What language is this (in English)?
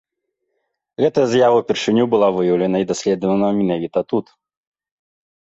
Belarusian